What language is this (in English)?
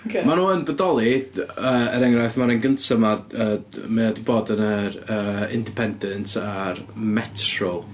Welsh